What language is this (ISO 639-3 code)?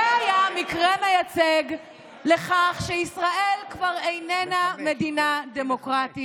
heb